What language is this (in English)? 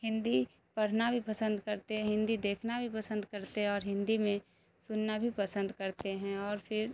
Urdu